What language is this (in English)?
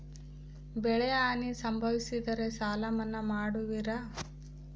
Kannada